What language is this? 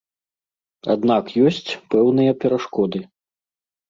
Belarusian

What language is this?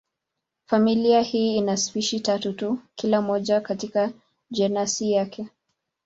Swahili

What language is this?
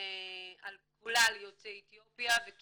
Hebrew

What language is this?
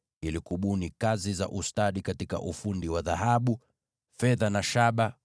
Swahili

